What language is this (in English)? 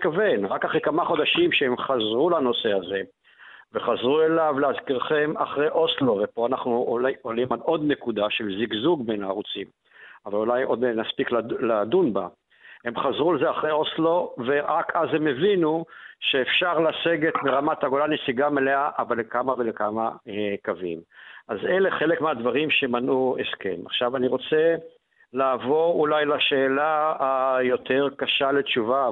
Hebrew